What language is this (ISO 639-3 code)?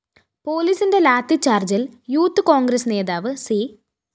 mal